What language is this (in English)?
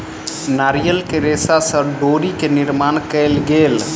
Maithili